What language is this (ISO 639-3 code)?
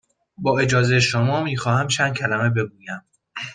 fas